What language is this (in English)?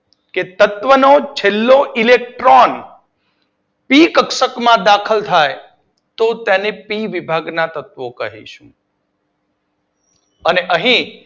Gujarati